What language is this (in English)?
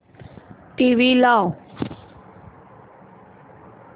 Marathi